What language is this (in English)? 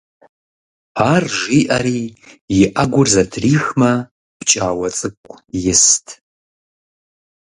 Kabardian